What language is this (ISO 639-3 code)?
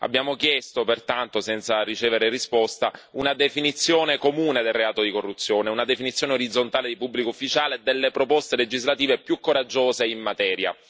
ita